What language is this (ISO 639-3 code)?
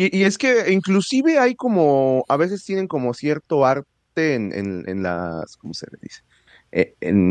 spa